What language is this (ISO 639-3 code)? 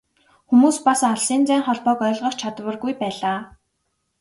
mon